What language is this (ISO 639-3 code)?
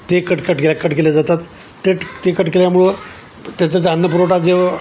mar